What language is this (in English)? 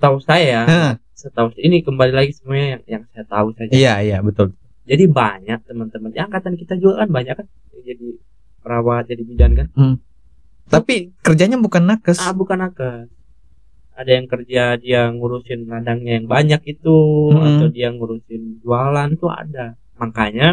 Indonesian